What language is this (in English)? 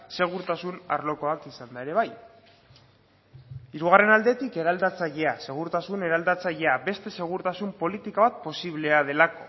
Basque